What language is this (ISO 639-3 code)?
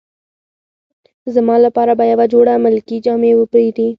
pus